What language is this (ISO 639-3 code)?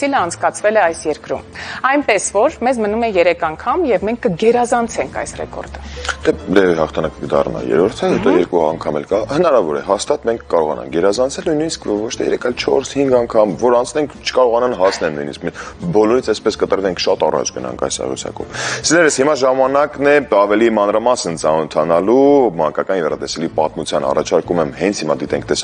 ron